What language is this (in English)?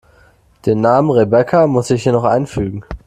German